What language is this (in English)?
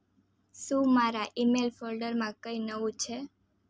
Gujarati